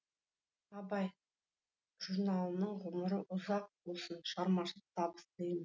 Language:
Kazakh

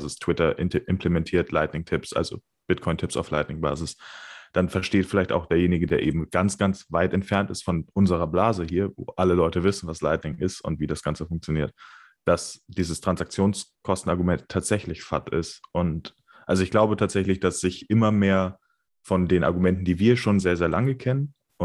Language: German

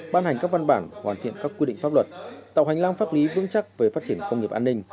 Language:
Vietnamese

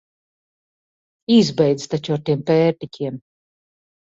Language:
Latvian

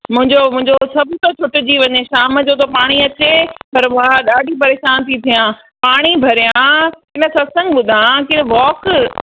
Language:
Sindhi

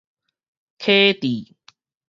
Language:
Min Nan Chinese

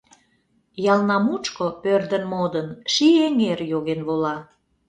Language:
Mari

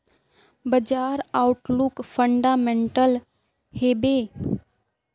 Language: Magahi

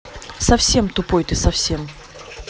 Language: Russian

